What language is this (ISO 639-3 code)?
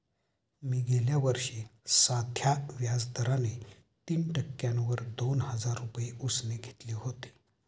mar